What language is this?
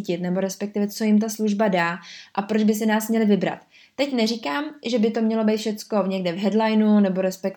Czech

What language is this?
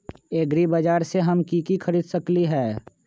Magahi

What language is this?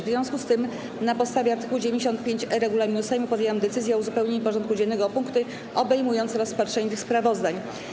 Polish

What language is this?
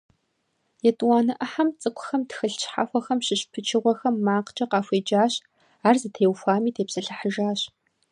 Kabardian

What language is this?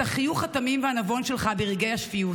Hebrew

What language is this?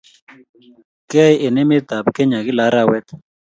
Kalenjin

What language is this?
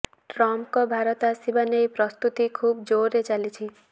Odia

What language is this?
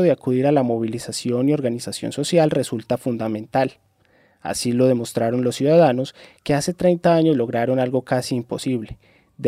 Spanish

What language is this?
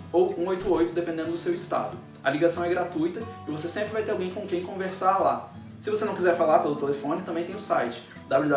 Portuguese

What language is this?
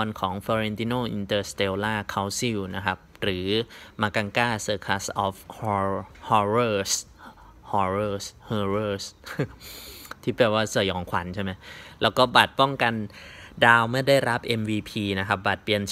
Thai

